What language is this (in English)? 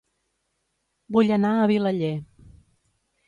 Catalan